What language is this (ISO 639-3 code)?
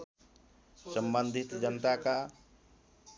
nep